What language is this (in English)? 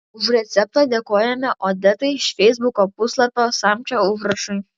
Lithuanian